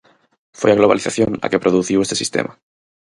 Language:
Galician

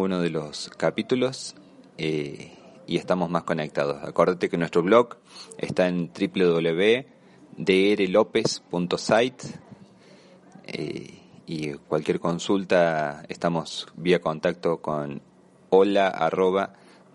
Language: Spanish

